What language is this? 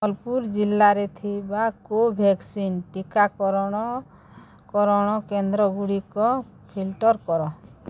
Odia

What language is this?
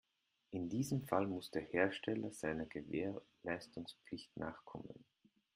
German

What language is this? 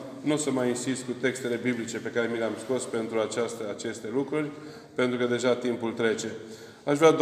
Romanian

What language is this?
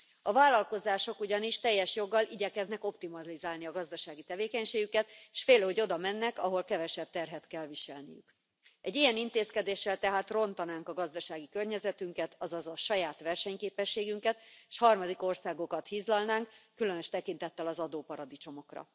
Hungarian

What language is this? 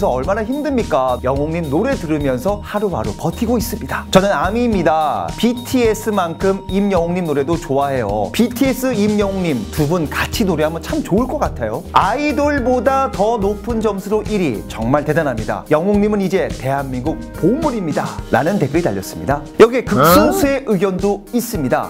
Korean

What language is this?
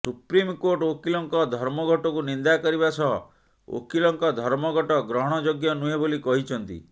Odia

